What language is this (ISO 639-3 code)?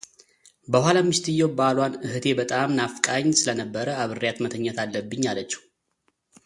amh